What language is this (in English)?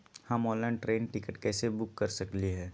Magahi